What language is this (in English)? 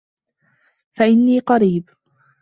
Arabic